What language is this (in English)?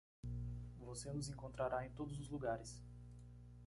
Portuguese